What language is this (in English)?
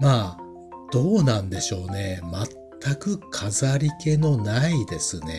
Japanese